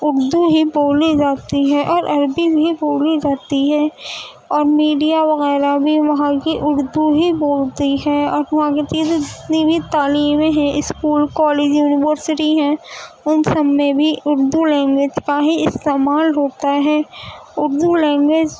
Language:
Urdu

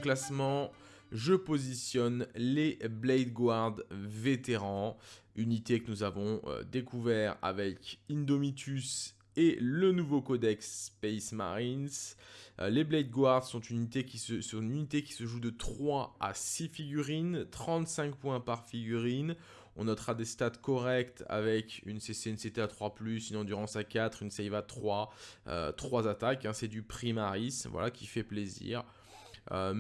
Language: French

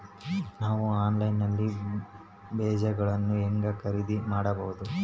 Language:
Kannada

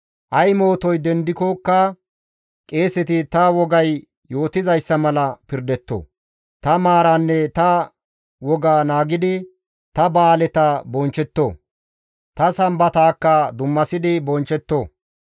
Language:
Gamo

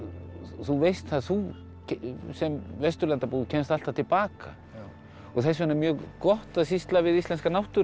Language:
Icelandic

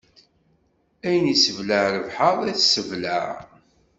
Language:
Kabyle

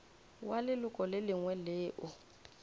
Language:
Northern Sotho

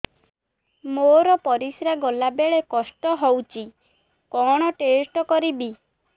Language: Odia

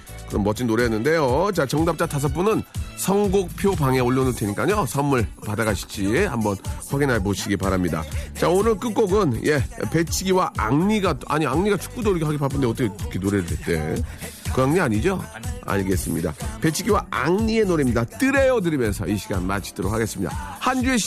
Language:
Korean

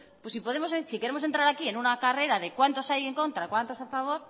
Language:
Spanish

